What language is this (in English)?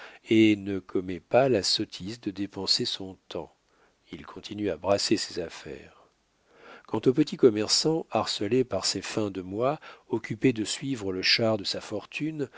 French